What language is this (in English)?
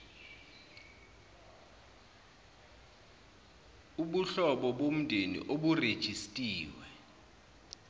Zulu